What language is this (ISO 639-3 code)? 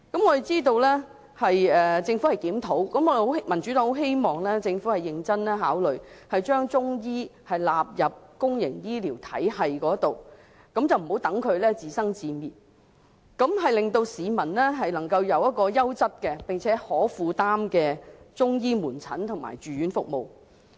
yue